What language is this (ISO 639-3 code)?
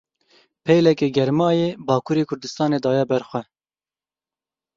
kur